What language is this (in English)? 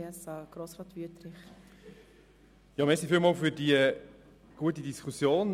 Swiss German